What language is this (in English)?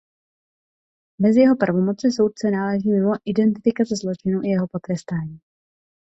Czech